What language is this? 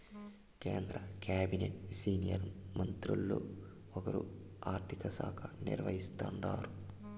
Telugu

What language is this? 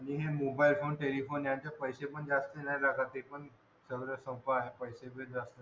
Marathi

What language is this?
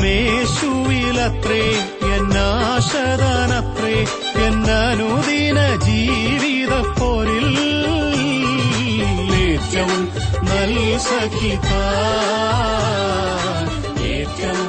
Malayalam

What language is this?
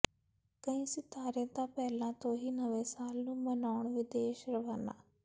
Punjabi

